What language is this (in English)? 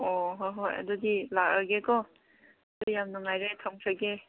Manipuri